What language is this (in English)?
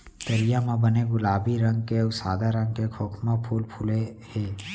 Chhattisgarhi